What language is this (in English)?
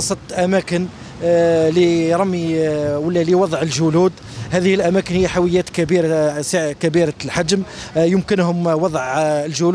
Arabic